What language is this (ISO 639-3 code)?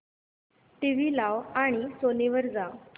mar